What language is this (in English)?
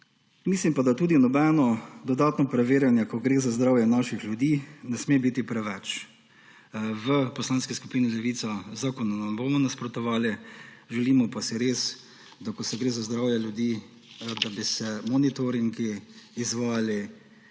Slovenian